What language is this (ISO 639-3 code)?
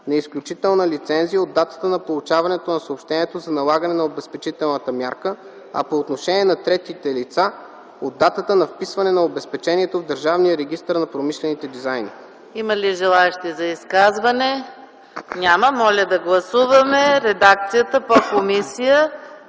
bul